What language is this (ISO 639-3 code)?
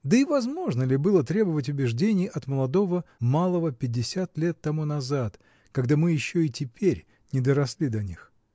rus